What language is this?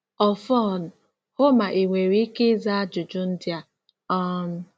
Igbo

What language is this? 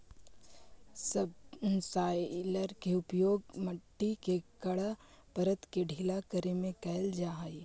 Magahi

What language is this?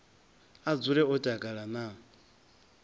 Venda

